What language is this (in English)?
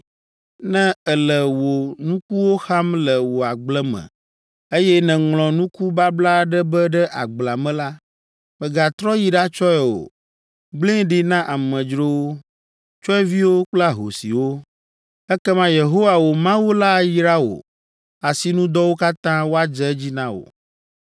Ewe